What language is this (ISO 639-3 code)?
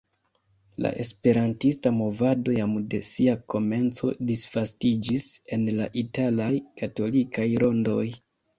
epo